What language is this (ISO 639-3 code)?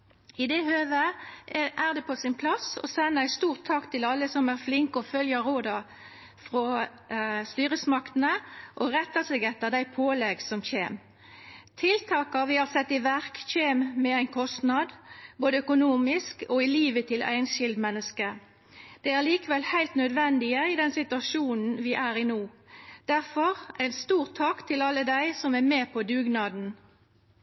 nno